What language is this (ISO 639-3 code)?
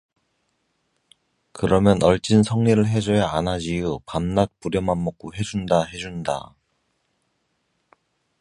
kor